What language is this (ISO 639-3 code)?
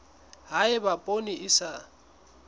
sot